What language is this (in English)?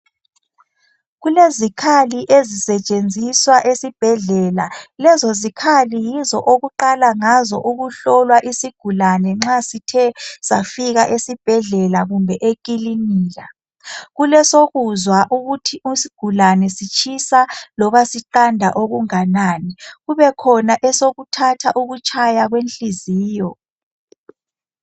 North Ndebele